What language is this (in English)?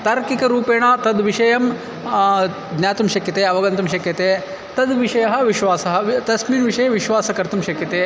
Sanskrit